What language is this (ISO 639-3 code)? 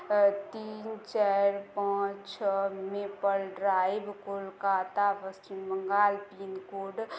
mai